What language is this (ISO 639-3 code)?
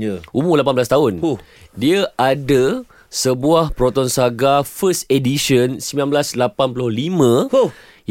msa